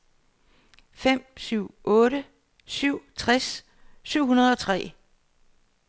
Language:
Danish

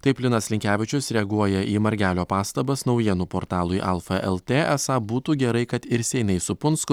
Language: Lithuanian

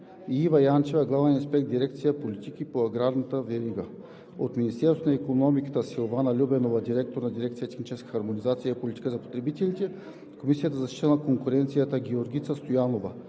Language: Bulgarian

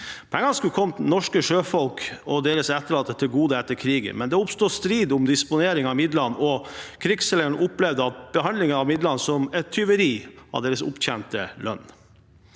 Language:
Norwegian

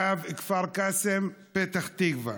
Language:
Hebrew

